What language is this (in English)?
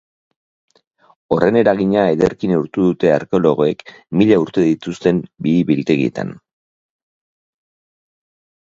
Basque